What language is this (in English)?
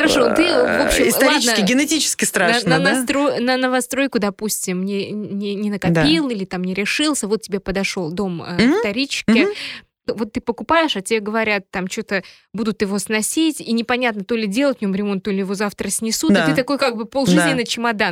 Russian